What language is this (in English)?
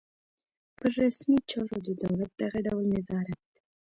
Pashto